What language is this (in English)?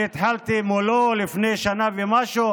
Hebrew